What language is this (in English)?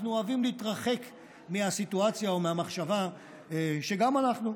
Hebrew